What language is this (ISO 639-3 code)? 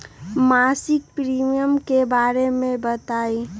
mag